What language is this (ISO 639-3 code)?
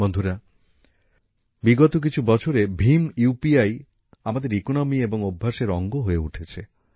ben